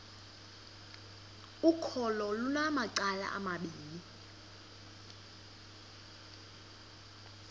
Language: Xhosa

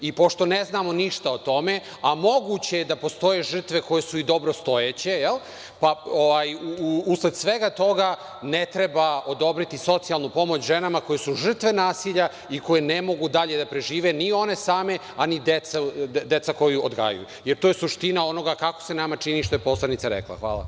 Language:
Serbian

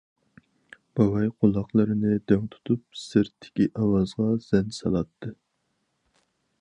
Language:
Uyghur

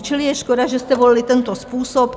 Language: Czech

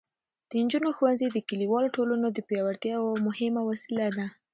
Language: Pashto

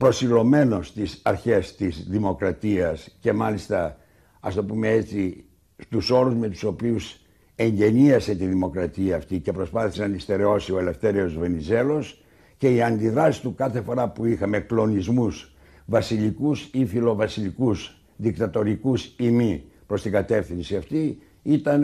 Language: Greek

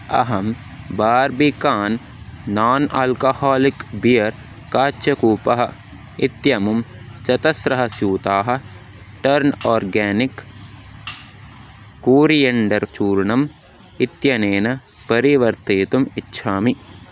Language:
Sanskrit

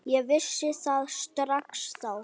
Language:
Icelandic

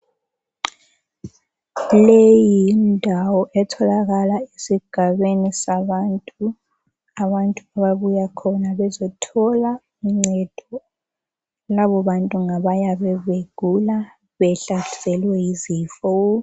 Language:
North Ndebele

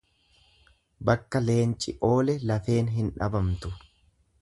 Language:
Oromo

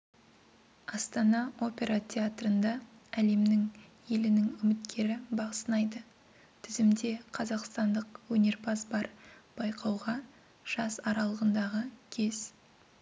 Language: Kazakh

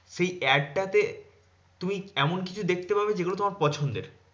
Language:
Bangla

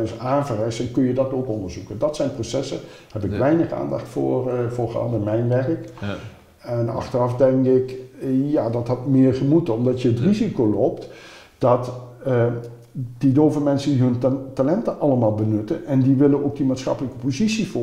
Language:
Dutch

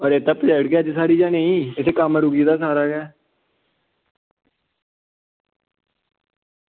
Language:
Dogri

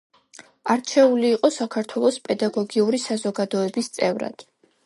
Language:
Georgian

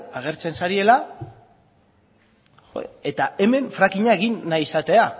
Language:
Basque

